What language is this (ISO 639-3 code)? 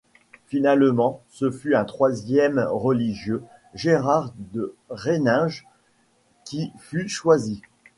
fra